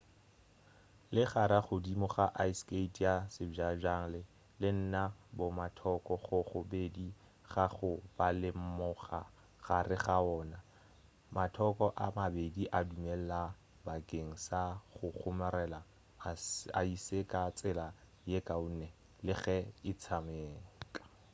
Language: Northern Sotho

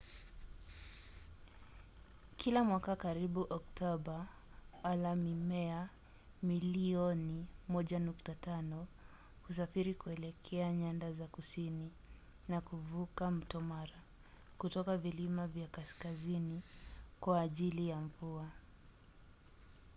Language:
Swahili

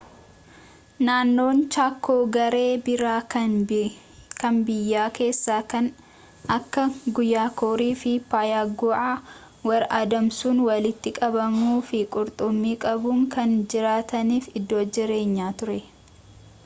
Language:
Oromo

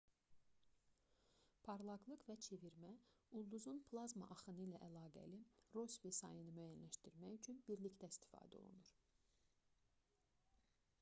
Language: Azerbaijani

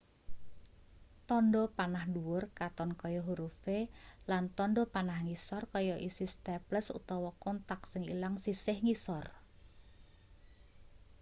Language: Javanese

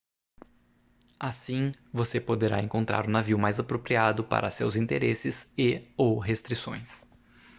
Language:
Portuguese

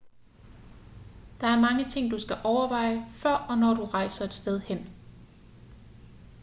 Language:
Danish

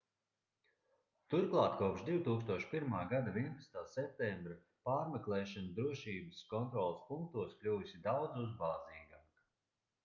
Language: Latvian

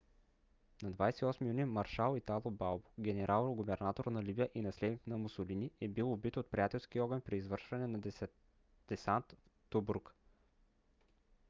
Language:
Bulgarian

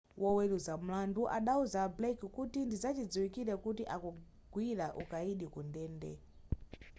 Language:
Nyanja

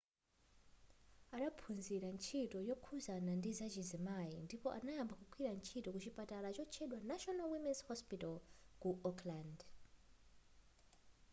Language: Nyanja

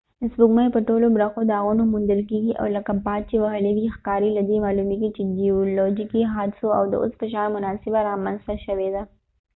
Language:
Pashto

